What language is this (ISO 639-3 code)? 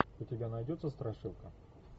rus